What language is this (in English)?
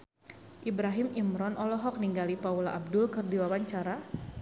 Sundanese